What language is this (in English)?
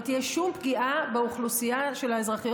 Hebrew